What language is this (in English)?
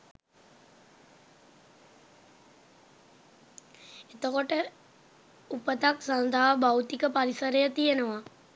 Sinhala